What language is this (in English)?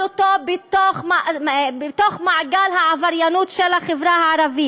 Hebrew